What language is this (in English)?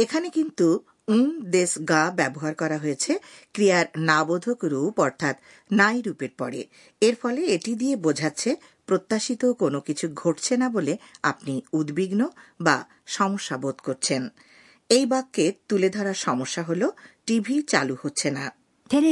Bangla